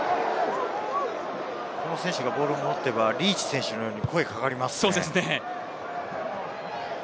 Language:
Japanese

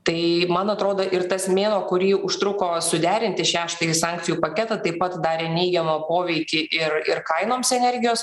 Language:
Lithuanian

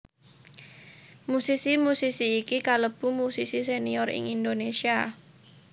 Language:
Javanese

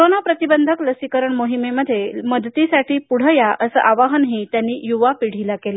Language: Marathi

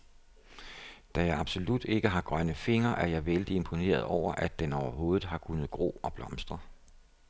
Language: Danish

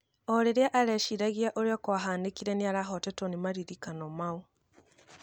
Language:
Kikuyu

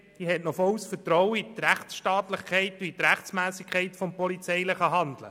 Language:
Swiss German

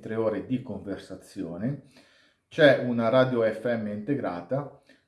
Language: Italian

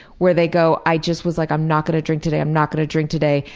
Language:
English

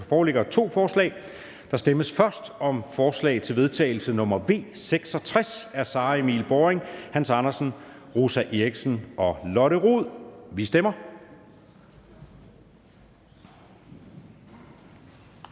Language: Danish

